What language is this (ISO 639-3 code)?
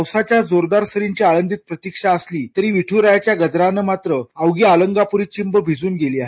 mar